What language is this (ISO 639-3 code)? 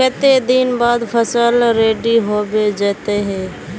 mag